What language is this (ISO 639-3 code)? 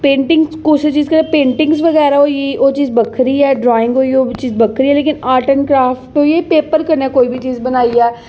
doi